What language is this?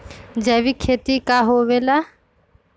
Magahi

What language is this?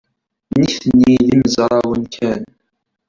Kabyle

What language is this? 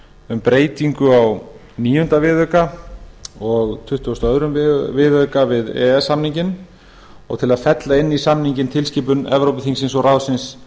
Icelandic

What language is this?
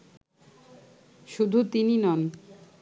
Bangla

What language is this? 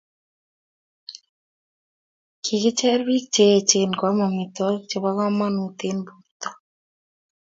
Kalenjin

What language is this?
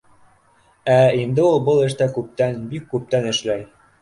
Bashkir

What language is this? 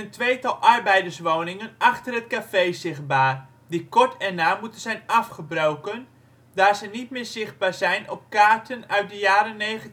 Dutch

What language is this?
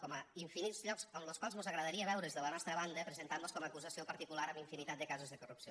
Catalan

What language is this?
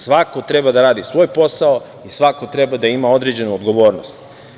Serbian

